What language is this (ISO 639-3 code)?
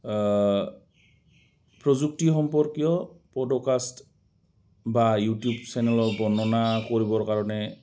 asm